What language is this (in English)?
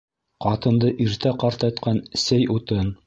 Bashkir